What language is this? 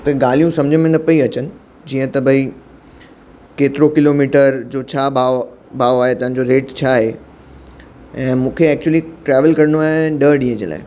Sindhi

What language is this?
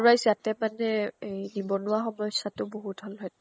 Assamese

